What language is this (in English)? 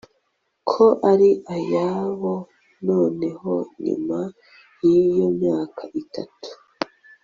Kinyarwanda